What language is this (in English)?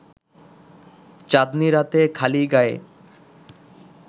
Bangla